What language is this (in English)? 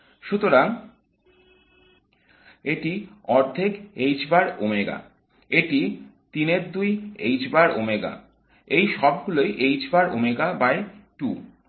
Bangla